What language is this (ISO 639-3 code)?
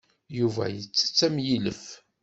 kab